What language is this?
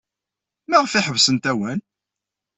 Kabyle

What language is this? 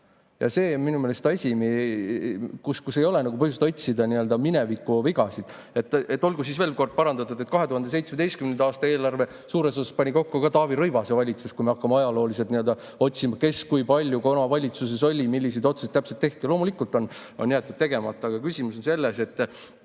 Estonian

